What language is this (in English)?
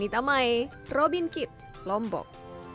Indonesian